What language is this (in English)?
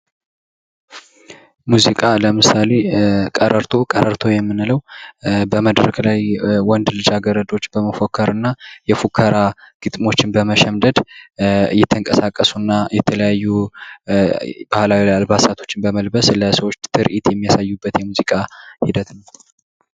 Amharic